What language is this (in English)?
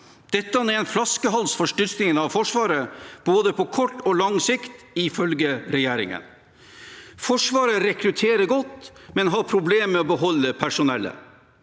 Norwegian